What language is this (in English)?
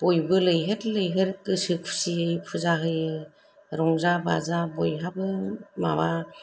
Bodo